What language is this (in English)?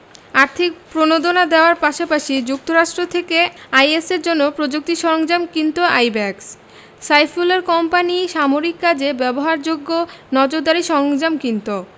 Bangla